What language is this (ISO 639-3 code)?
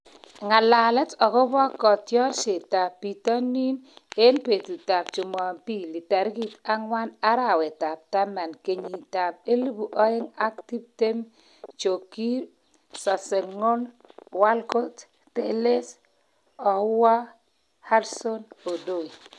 kln